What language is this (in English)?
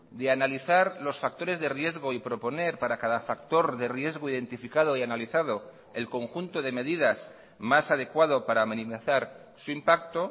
Spanish